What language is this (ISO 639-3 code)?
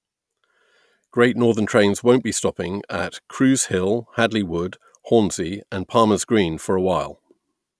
eng